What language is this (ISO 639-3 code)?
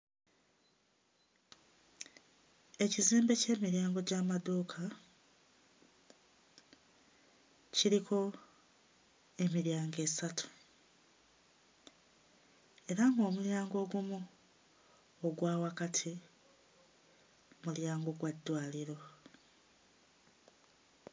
lug